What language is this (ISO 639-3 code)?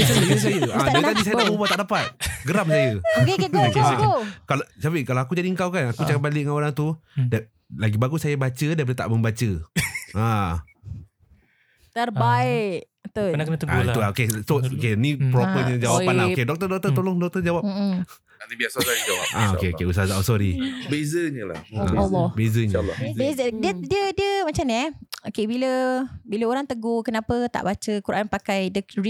msa